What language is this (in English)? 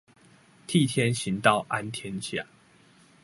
Chinese